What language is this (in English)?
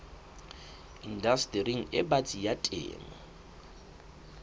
Southern Sotho